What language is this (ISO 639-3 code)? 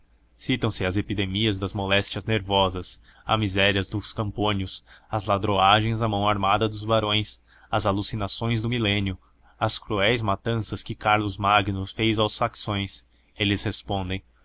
por